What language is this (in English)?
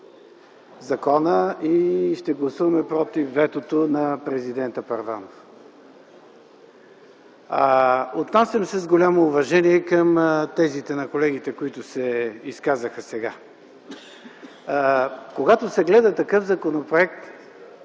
Bulgarian